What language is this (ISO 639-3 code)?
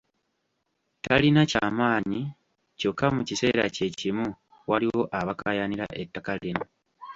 lug